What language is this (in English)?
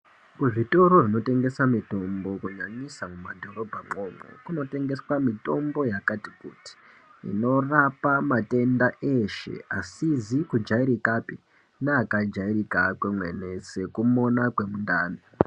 Ndau